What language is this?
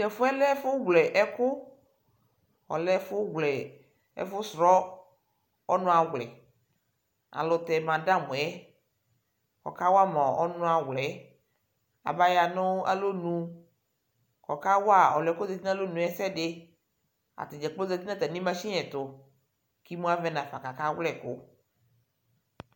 Ikposo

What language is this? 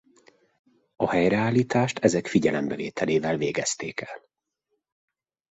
Hungarian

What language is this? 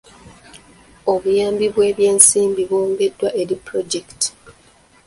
Ganda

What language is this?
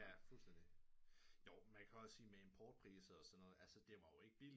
Danish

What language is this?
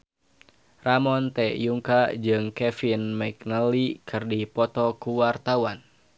Sundanese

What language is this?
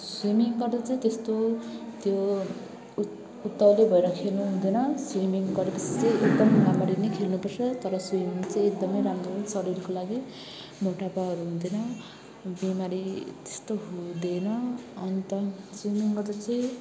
Nepali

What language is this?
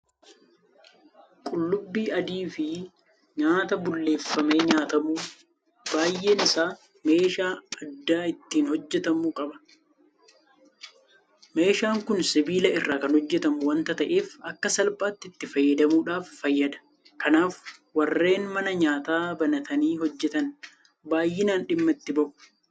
Oromo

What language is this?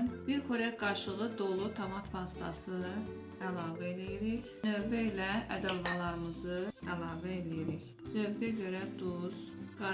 Turkish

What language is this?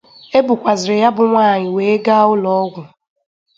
Igbo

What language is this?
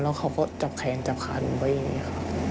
Thai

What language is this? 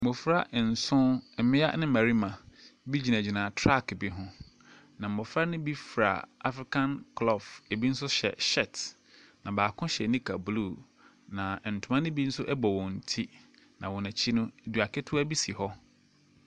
Akan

